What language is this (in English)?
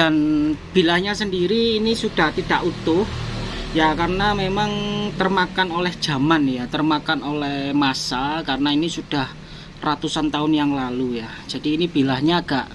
Indonesian